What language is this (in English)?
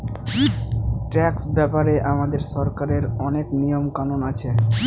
Bangla